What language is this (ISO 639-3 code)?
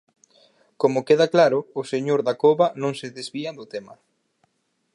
glg